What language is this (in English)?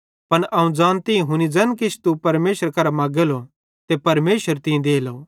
Bhadrawahi